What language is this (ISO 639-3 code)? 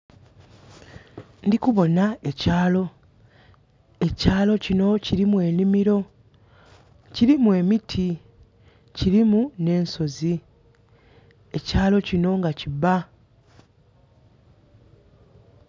xog